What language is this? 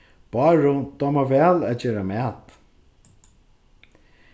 Faroese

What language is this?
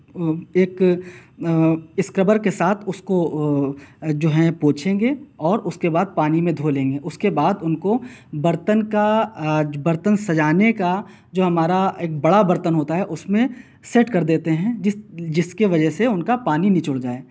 Urdu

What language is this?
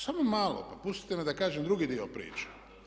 Croatian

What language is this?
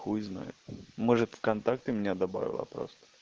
Russian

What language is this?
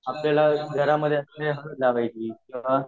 Marathi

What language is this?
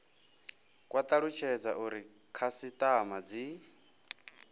Venda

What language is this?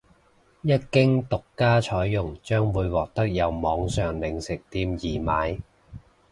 Cantonese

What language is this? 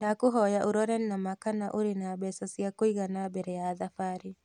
Kikuyu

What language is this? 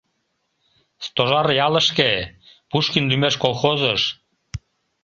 Mari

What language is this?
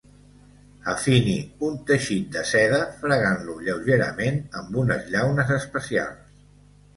Catalan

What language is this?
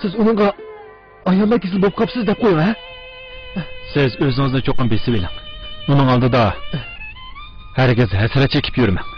Arabic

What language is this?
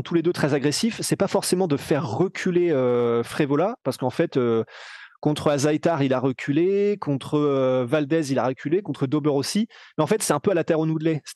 French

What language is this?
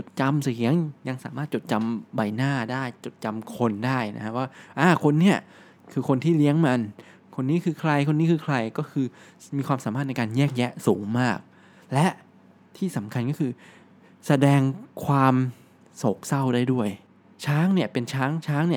Thai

